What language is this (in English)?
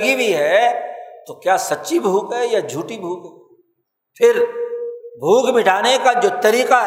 Urdu